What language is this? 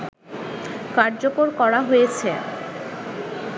Bangla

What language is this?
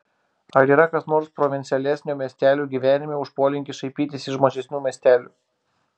Lithuanian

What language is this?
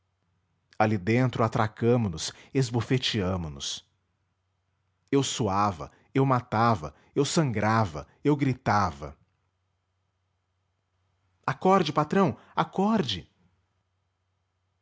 Portuguese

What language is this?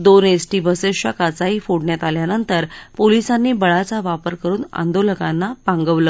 Marathi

